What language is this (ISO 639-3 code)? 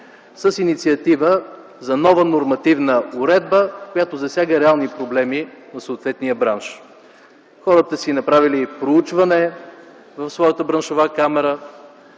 bul